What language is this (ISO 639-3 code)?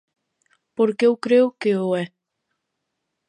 glg